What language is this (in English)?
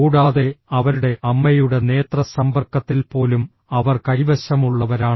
Malayalam